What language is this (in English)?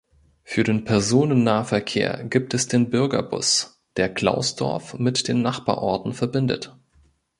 German